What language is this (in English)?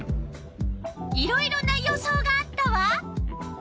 Japanese